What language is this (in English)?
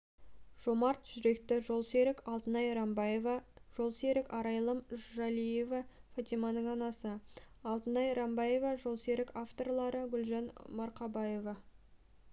Kazakh